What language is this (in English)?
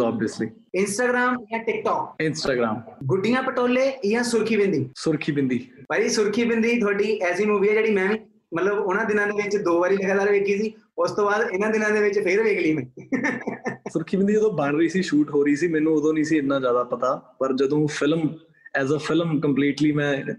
Punjabi